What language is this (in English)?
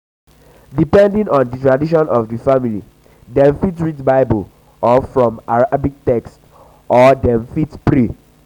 Nigerian Pidgin